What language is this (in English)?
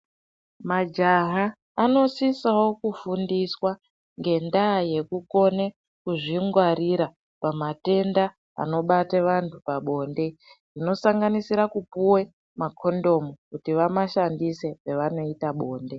Ndau